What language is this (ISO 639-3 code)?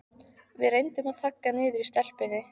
isl